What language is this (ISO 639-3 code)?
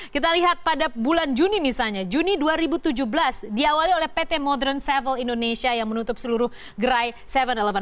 ind